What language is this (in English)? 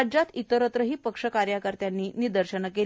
Marathi